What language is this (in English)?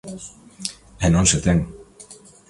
Galician